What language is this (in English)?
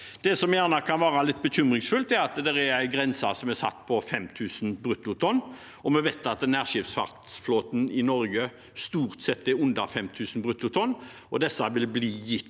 Norwegian